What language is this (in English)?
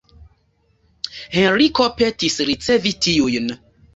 Esperanto